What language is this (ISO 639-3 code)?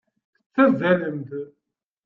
kab